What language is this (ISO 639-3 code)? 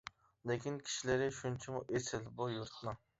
uig